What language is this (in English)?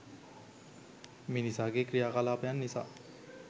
Sinhala